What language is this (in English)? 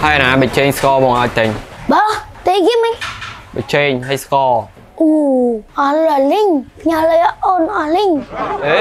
Vietnamese